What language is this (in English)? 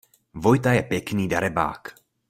Czech